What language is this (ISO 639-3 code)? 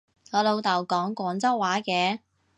yue